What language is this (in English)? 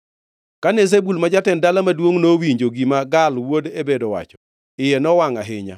Luo (Kenya and Tanzania)